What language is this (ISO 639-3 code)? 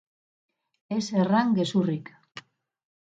eus